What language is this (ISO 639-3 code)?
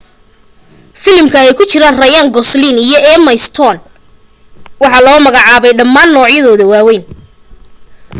som